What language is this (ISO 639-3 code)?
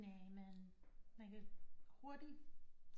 dan